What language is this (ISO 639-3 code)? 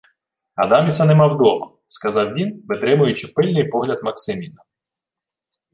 ukr